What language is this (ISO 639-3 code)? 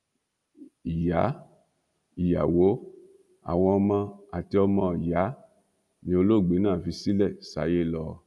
yor